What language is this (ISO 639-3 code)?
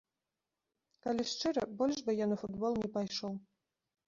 bel